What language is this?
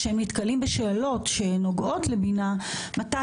Hebrew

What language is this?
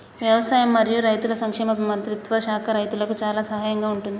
Telugu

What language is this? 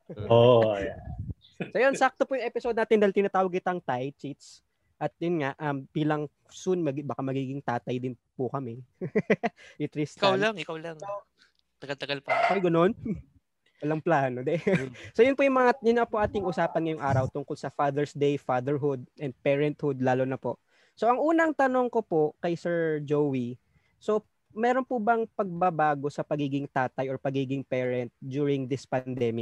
Filipino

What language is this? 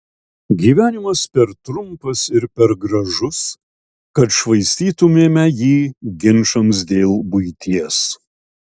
Lithuanian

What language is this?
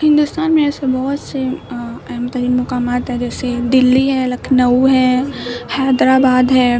Urdu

